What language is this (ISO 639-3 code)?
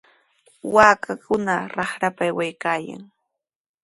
qws